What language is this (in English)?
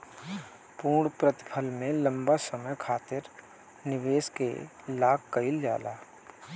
Bhojpuri